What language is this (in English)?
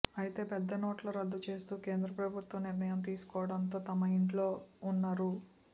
Telugu